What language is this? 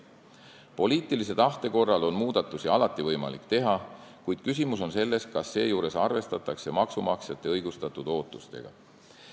Estonian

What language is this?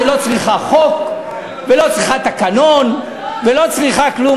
Hebrew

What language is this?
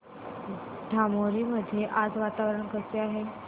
Marathi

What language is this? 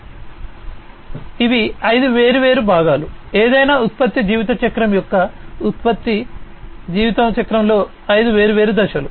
Telugu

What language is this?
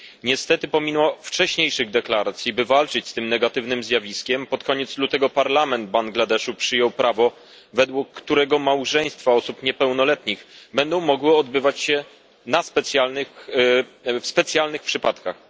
Polish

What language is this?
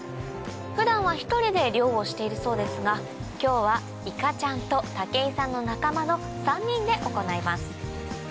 Japanese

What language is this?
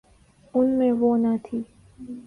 Urdu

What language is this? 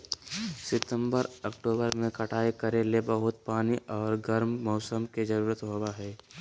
Magahi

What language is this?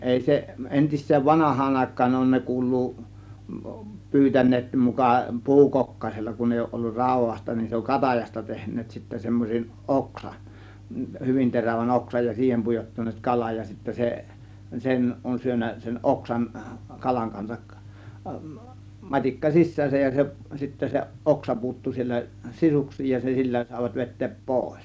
Finnish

